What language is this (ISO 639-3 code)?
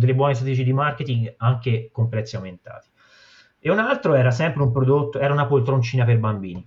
ita